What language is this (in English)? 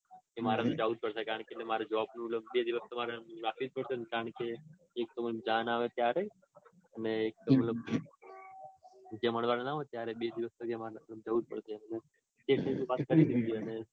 Gujarati